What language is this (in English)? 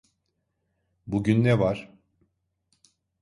Turkish